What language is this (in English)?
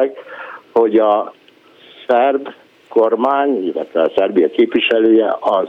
Hungarian